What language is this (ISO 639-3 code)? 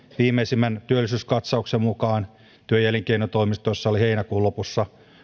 fin